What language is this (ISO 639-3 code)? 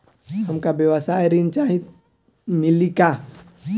bho